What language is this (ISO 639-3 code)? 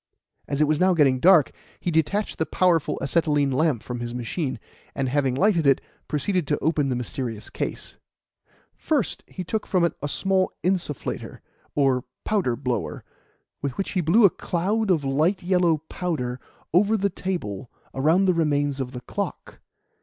eng